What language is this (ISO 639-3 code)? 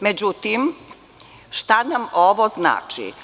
srp